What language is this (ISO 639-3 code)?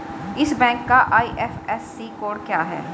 hin